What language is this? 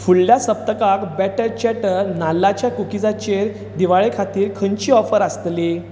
Konkani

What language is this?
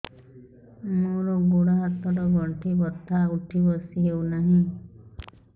Odia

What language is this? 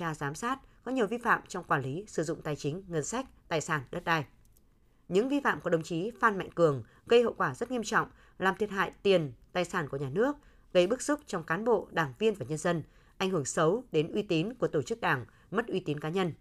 Vietnamese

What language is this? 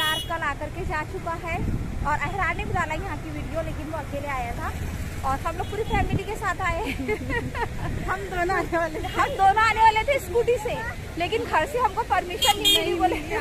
Thai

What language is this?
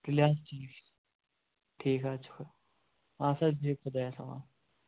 Kashmiri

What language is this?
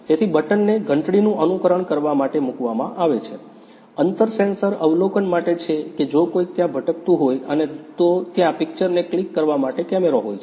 Gujarati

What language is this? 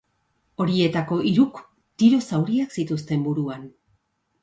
Basque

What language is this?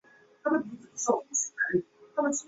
Chinese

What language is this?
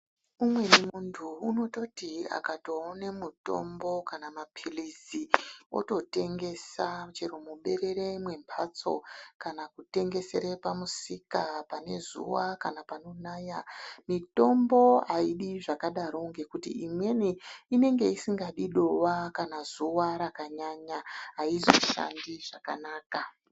Ndau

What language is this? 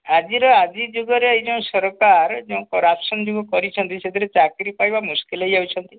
Odia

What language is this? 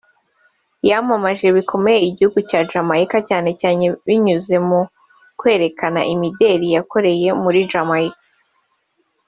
Kinyarwanda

